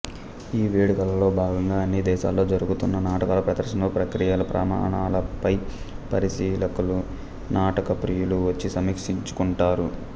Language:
Telugu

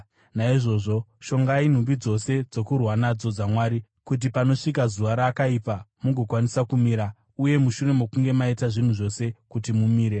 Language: Shona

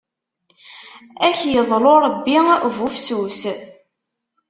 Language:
Kabyle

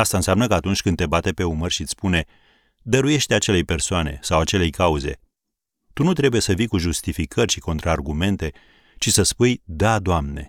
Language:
Romanian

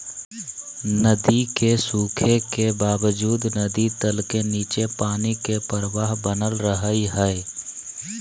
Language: Magahi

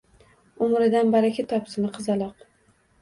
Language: Uzbek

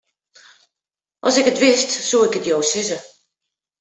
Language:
Western Frisian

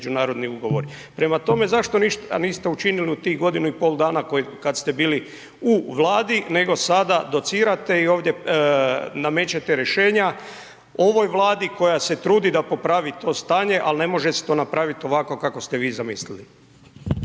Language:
Croatian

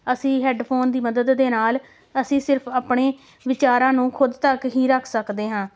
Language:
Punjabi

